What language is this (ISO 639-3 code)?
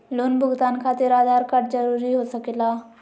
mag